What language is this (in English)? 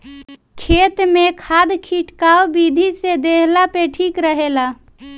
Bhojpuri